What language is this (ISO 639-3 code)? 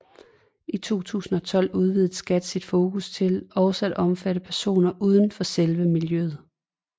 dan